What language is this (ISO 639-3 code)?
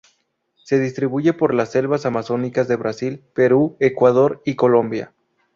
spa